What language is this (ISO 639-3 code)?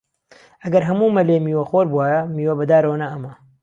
ckb